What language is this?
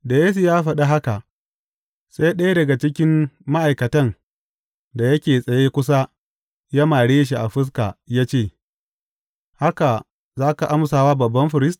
Hausa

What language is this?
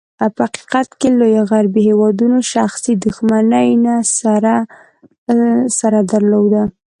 Pashto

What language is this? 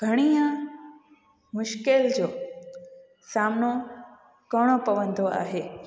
Sindhi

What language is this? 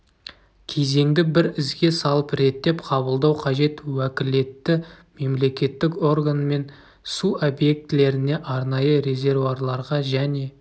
Kazakh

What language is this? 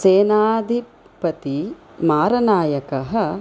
Sanskrit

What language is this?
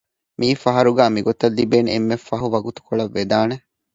Divehi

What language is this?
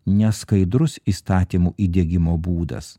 Lithuanian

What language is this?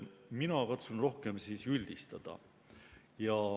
Estonian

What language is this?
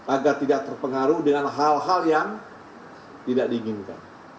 Indonesian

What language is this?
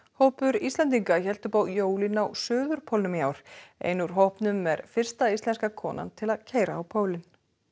Icelandic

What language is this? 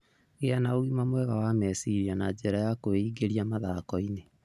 Kikuyu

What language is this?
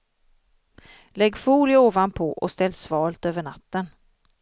Swedish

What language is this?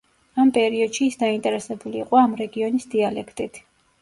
Georgian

